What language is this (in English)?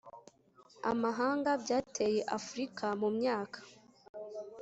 Kinyarwanda